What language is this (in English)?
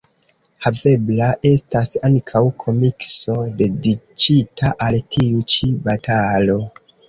Esperanto